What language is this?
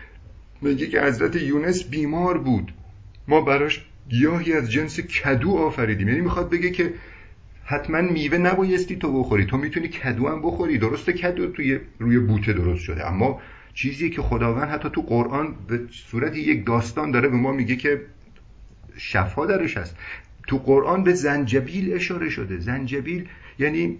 Persian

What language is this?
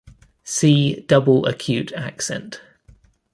English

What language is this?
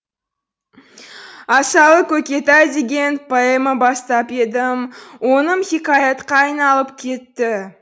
Kazakh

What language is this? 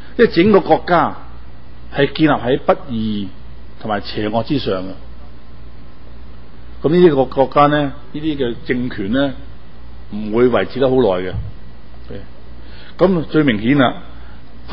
Chinese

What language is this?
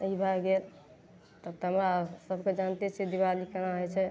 Maithili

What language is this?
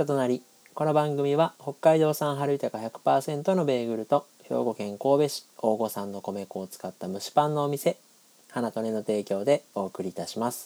Japanese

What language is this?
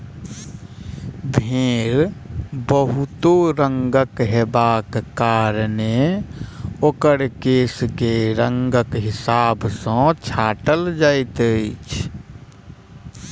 Maithili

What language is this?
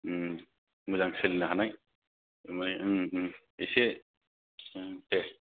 Bodo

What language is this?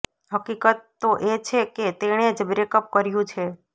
Gujarati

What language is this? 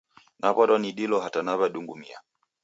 Taita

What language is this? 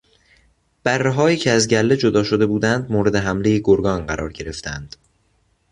Persian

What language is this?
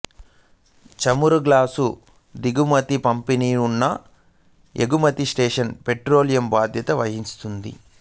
Telugu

